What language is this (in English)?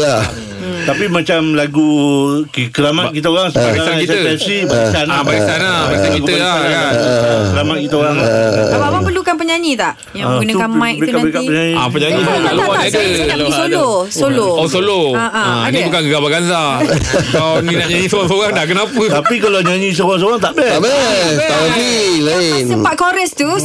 Malay